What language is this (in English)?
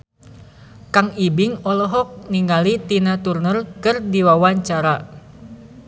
Sundanese